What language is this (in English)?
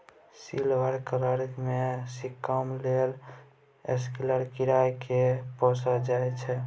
Maithili